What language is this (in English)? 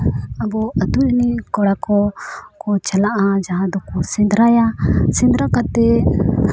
Santali